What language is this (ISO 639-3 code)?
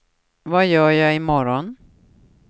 swe